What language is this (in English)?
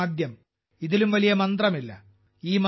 Malayalam